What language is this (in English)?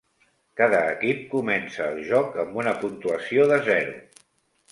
Catalan